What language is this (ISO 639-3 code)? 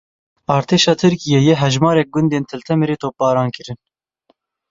kur